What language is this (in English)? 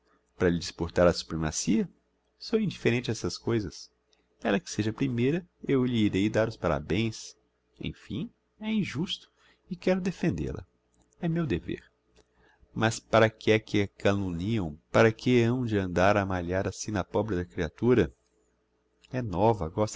Portuguese